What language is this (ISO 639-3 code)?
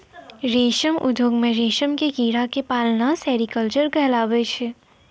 mai